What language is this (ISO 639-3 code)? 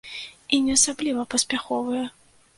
bel